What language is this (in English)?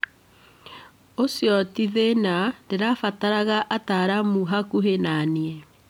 Kikuyu